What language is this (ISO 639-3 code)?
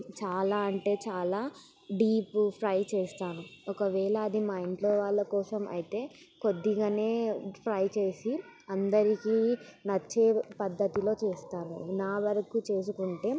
tel